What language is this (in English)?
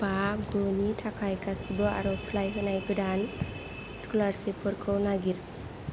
Bodo